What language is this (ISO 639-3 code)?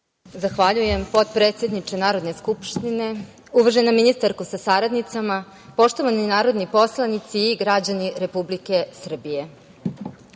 srp